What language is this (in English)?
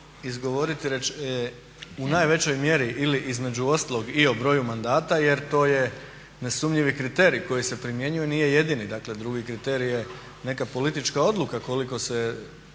Croatian